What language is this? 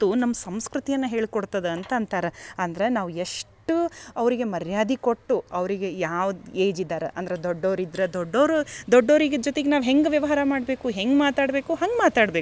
Kannada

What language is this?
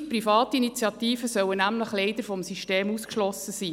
Swiss German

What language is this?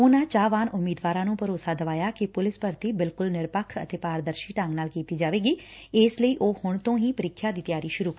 Punjabi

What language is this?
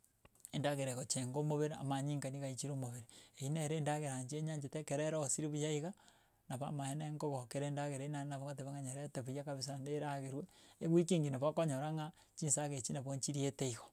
Gusii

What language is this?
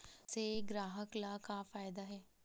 Chhattisgarhi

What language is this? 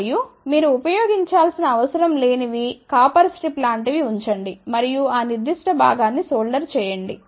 Telugu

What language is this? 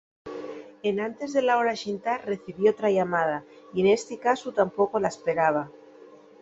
Asturian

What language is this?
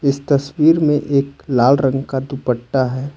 Hindi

